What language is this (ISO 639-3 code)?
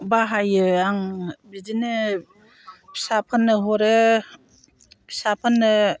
brx